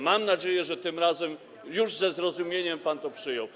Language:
Polish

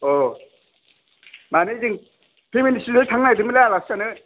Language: Bodo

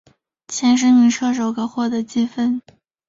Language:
Chinese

